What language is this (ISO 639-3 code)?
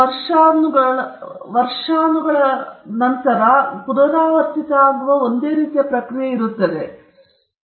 kan